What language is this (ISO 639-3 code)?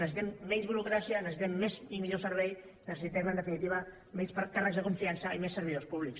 cat